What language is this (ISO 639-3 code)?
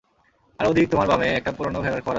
ben